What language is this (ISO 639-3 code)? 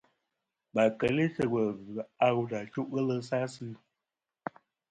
bkm